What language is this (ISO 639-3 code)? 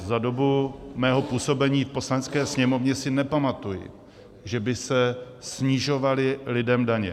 ces